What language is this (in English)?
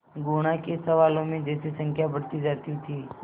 Hindi